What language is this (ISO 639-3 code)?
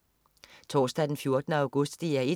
dan